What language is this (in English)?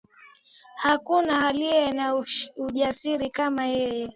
Swahili